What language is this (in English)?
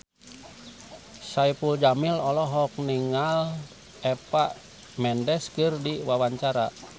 Sundanese